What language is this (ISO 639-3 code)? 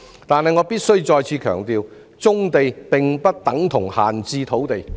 yue